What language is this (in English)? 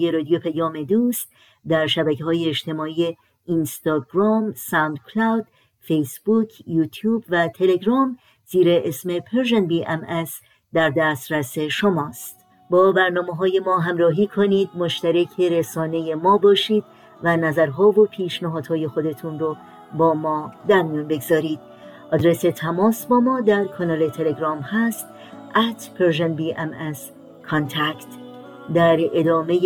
Persian